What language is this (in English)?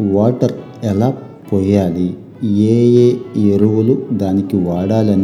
Telugu